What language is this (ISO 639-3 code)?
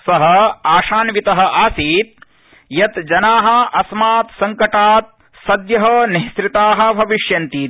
san